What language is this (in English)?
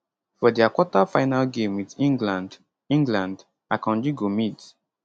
Nigerian Pidgin